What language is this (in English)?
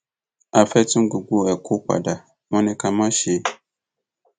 Yoruba